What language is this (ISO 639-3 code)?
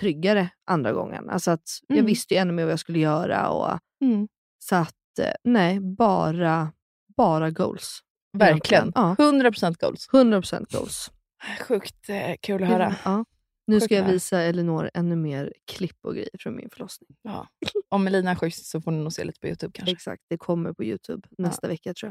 swe